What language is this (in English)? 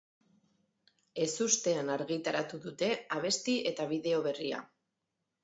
Basque